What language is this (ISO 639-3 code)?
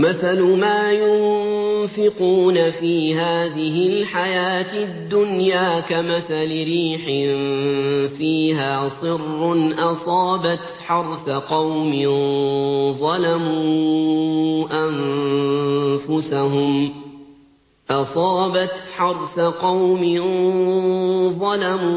ara